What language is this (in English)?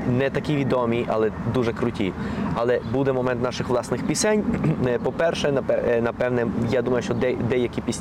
Ukrainian